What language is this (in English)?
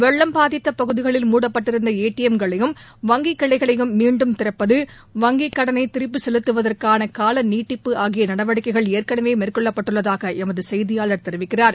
Tamil